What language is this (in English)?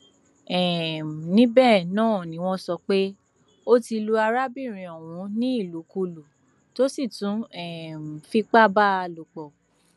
Yoruba